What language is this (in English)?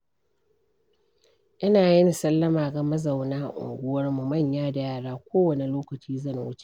Hausa